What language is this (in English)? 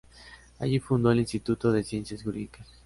Spanish